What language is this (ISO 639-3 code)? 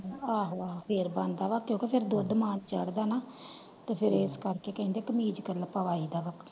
pan